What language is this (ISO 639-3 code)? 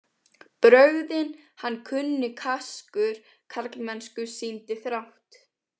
isl